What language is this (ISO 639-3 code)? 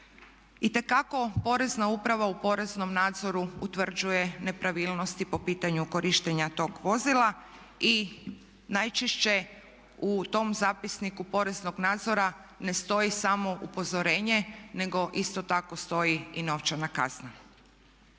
hrv